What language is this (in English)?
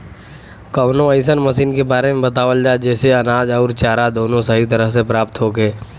Bhojpuri